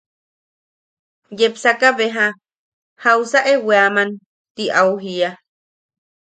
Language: Yaqui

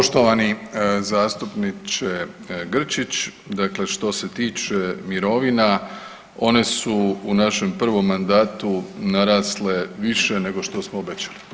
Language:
Croatian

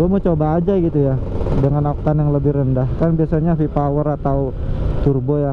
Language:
Indonesian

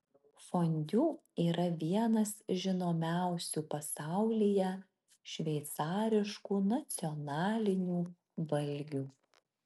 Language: Lithuanian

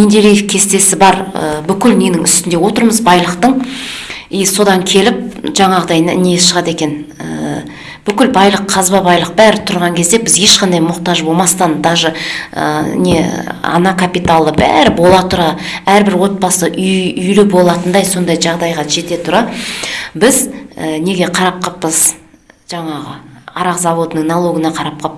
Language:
Kazakh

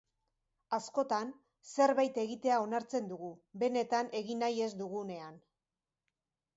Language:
Basque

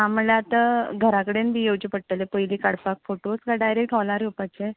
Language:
Konkani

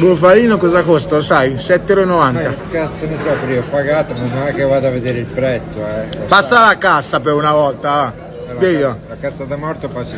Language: Italian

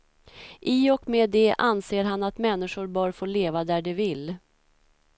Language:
Swedish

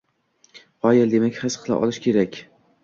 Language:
Uzbek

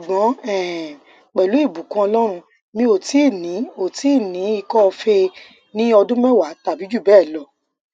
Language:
Yoruba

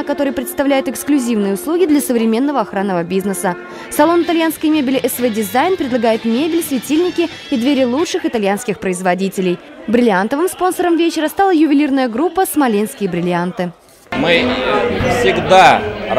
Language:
Russian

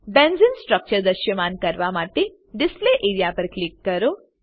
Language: Gujarati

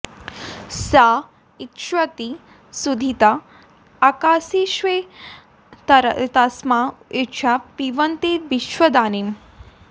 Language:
Sanskrit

